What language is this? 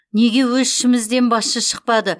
Kazakh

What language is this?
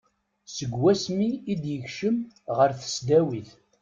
Kabyle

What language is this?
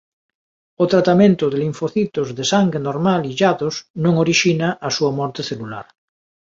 Galician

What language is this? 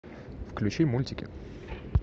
Russian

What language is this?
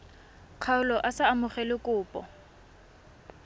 Tswana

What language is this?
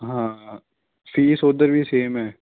Punjabi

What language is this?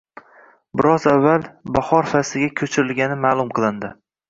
Uzbek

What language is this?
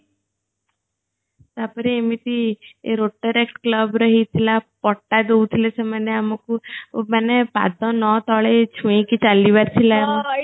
Odia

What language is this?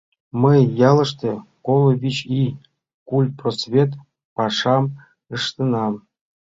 Mari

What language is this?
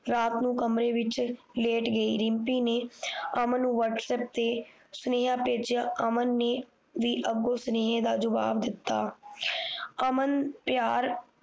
Punjabi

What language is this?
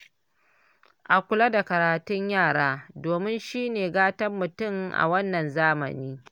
Hausa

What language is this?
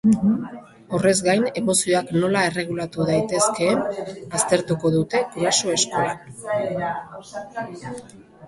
Basque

